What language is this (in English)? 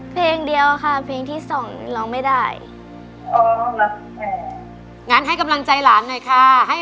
Thai